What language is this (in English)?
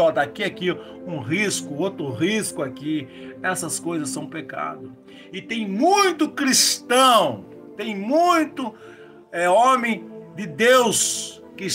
Portuguese